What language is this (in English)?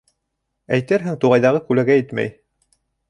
Bashkir